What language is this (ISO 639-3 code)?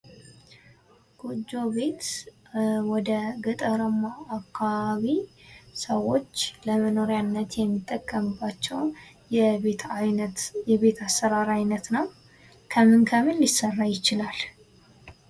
amh